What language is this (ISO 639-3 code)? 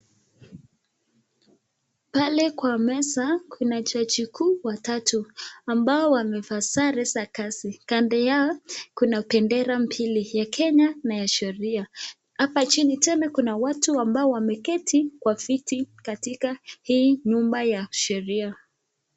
swa